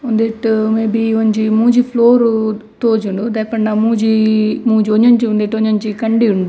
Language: Tulu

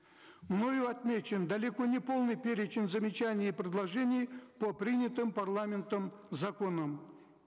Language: Kazakh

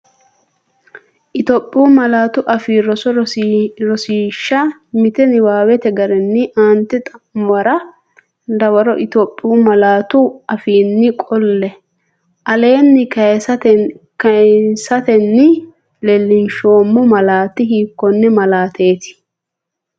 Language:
Sidamo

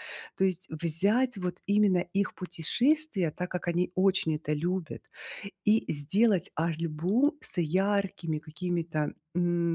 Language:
Russian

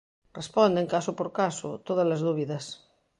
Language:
Galician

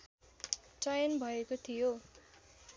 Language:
Nepali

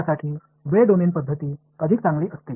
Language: Tamil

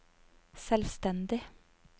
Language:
Norwegian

